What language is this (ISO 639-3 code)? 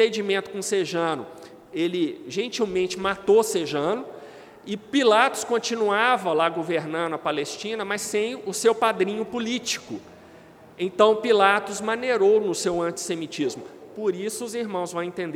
por